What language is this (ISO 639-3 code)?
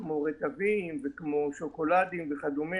heb